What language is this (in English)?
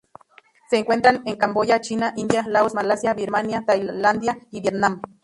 Spanish